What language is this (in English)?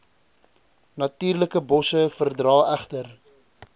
Afrikaans